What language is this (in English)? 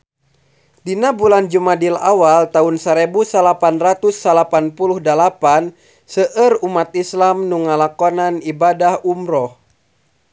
Sundanese